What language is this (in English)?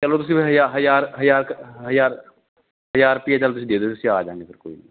Punjabi